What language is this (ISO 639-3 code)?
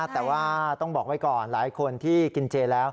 tha